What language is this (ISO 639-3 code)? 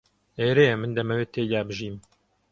ckb